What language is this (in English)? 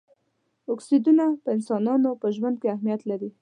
Pashto